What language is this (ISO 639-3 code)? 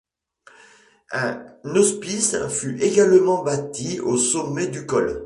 fra